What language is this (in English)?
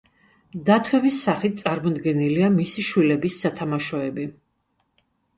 Georgian